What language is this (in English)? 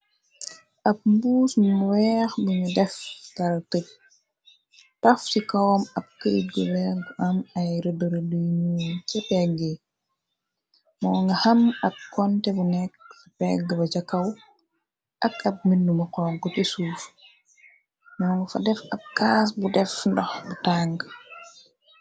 Wolof